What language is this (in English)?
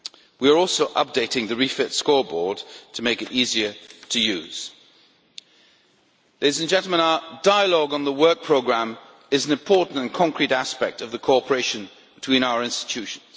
English